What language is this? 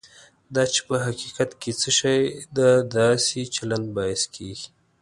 Pashto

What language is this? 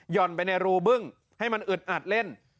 Thai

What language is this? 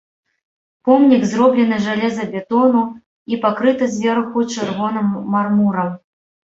Belarusian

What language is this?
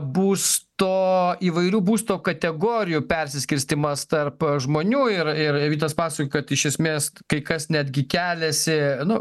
Lithuanian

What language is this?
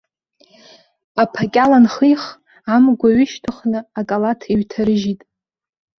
Abkhazian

